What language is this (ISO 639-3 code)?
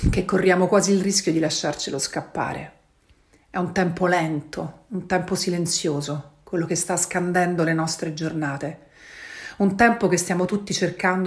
ita